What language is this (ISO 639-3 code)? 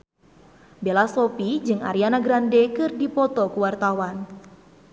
sun